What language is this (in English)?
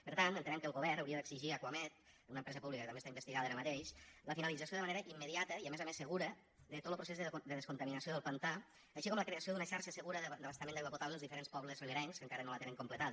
Catalan